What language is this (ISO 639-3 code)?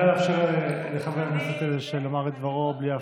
heb